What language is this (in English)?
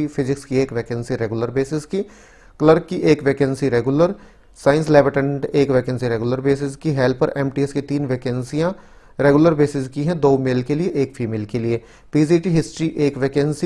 Hindi